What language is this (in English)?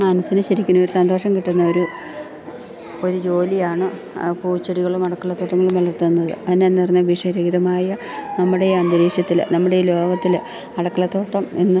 Malayalam